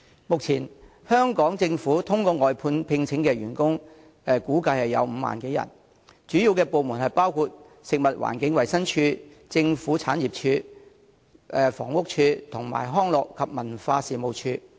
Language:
Cantonese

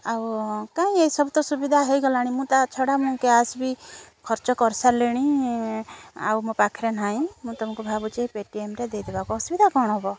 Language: Odia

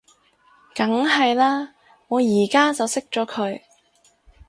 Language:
Cantonese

